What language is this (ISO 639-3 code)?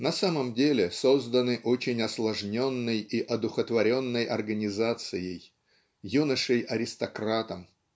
rus